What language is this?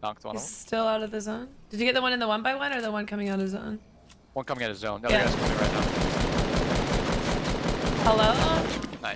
English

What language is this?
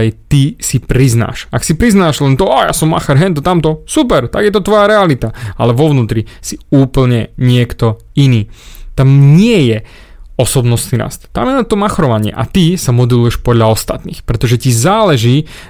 Slovak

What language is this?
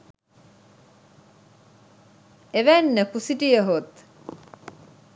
Sinhala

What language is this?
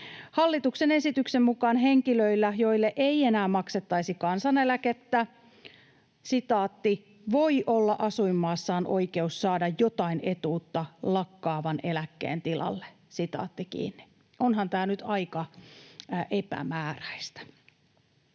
Finnish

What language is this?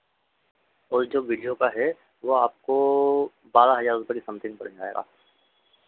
Hindi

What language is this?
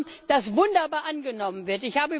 German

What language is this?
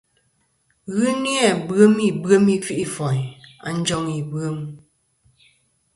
Kom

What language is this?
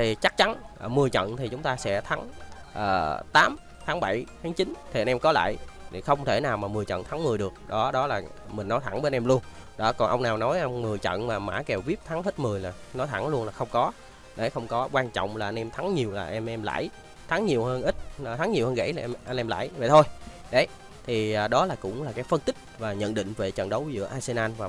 Vietnamese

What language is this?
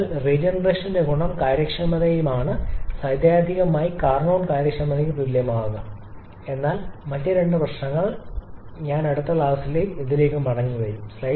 Malayalam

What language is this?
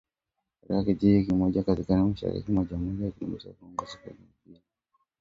Swahili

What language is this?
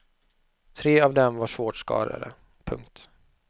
Swedish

